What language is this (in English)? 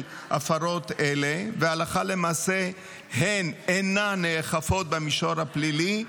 Hebrew